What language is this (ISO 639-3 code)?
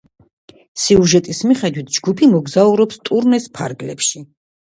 kat